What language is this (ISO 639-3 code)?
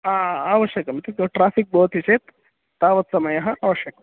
san